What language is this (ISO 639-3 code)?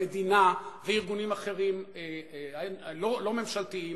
heb